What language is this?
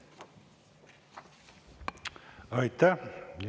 Estonian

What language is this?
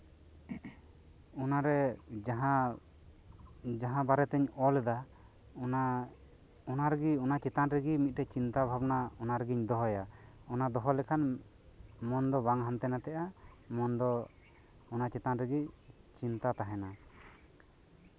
Santali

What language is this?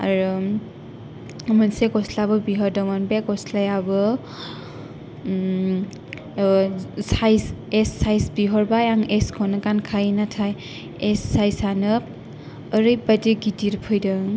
Bodo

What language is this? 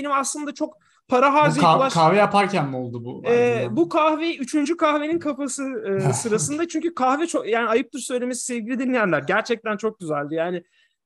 Turkish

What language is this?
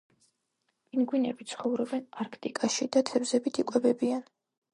Georgian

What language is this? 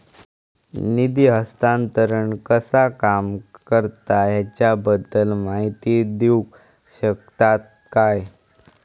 Marathi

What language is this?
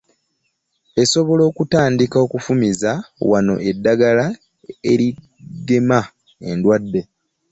Ganda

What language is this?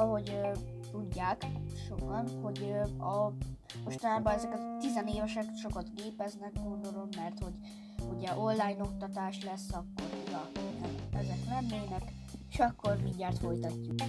Hungarian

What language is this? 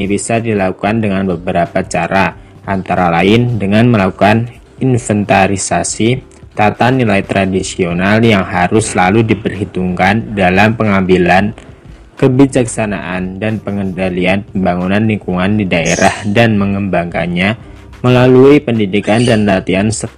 Indonesian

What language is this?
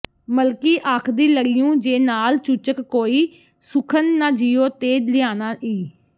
Punjabi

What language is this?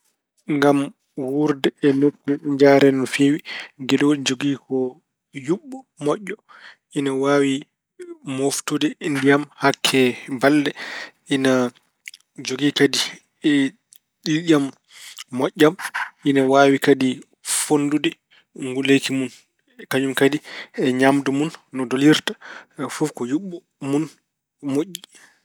Fula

